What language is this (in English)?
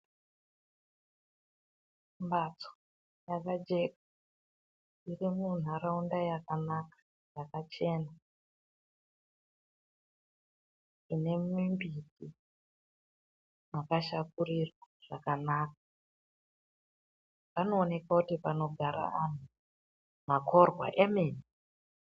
Ndau